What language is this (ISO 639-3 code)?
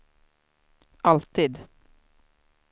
swe